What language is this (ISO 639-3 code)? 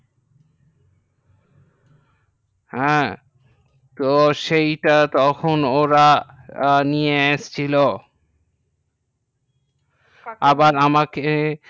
ben